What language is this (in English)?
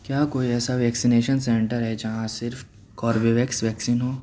Urdu